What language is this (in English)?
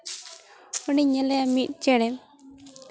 Santali